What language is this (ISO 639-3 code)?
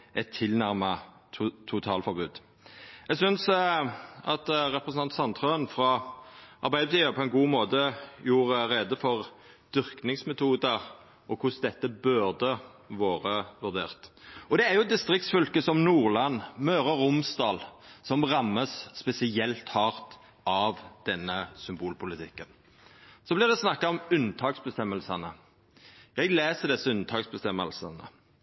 nno